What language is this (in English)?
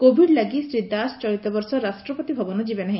Odia